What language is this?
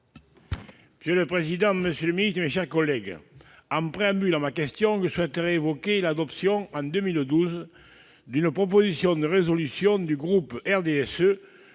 French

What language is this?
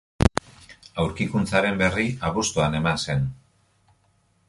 Basque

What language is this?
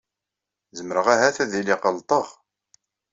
Kabyle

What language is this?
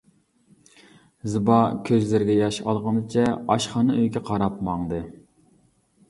Uyghur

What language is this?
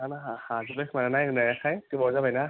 Bodo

